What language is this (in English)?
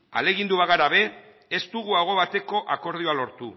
Basque